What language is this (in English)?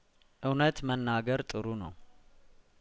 Amharic